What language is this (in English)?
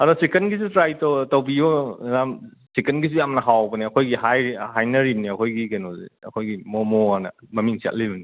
Manipuri